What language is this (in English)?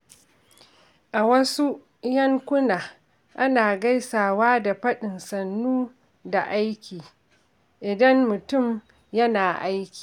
Hausa